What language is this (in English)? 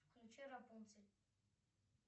Russian